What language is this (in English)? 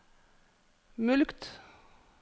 Norwegian